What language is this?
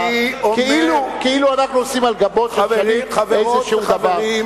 Hebrew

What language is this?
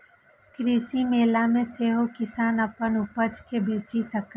Maithili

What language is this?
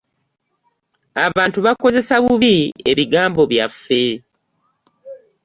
Ganda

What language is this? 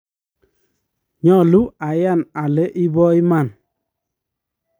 Kalenjin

